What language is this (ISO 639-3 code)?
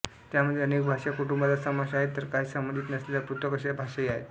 mar